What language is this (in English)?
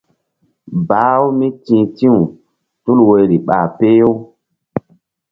Mbum